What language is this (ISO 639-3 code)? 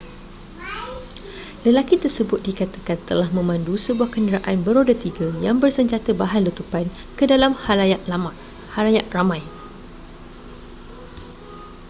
msa